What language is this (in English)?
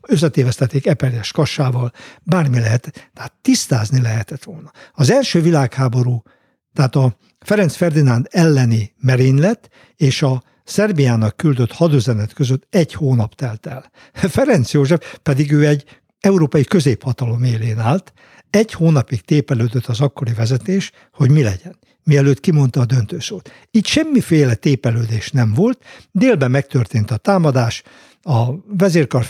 Hungarian